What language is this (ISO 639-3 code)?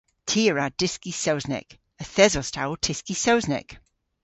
cor